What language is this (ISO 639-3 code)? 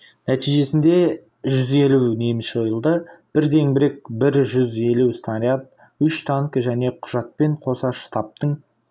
kaz